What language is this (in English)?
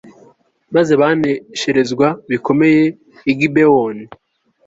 Kinyarwanda